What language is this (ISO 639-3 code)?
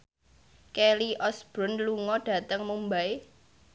jav